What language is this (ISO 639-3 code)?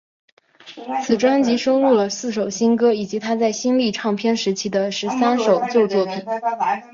zho